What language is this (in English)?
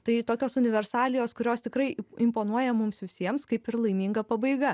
Lithuanian